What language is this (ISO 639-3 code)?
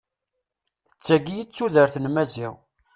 kab